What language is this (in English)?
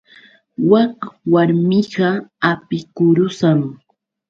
Yauyos Quechua